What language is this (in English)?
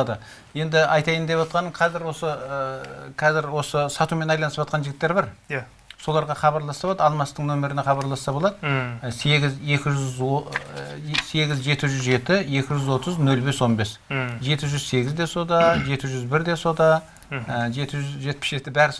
Turkish